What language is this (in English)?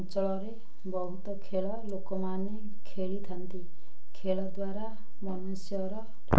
Odia